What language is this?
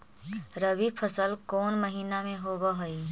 Magahi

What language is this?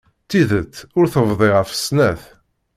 Kabyle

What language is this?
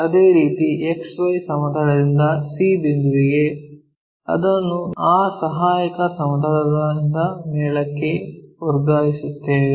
Kannada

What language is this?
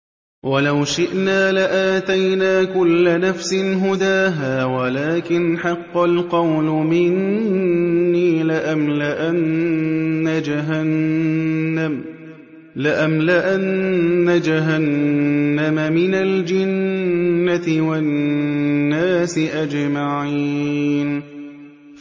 Arabic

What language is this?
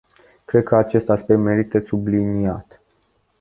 Romanian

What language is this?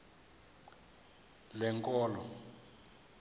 Xhosa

